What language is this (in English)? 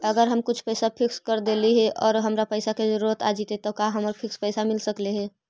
Magahi